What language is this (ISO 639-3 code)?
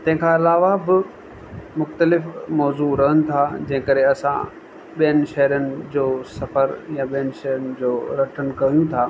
snd